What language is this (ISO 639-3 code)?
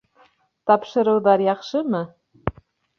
bak